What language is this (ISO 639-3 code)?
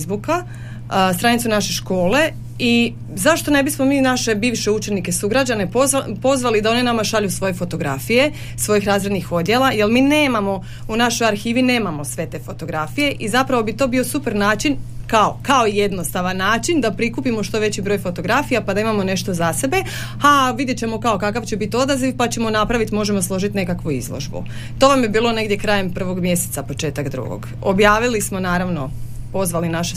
hrv